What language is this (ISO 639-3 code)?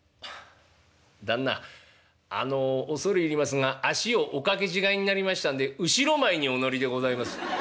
jpn